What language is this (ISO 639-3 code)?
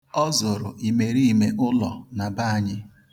ibo